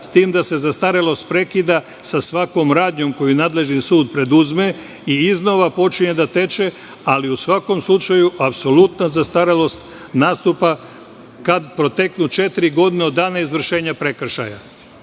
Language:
Serbian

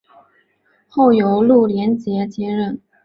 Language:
Chinese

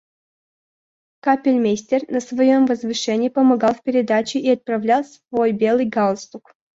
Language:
Russian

